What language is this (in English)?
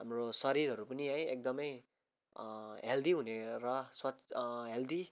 Nepali